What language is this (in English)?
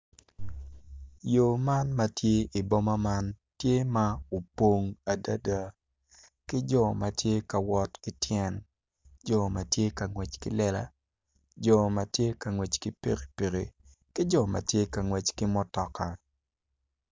Acoli